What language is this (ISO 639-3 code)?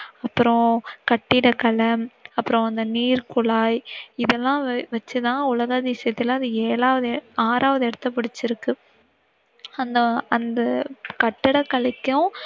tam